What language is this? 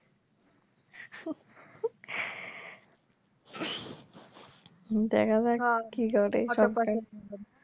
Bangla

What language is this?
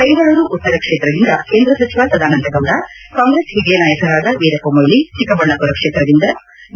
Kannada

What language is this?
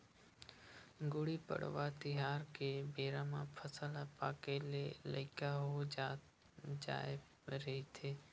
Chhattisgarhi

